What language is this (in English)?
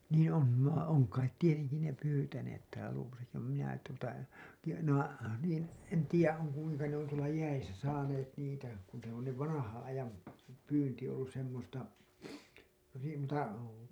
Finnish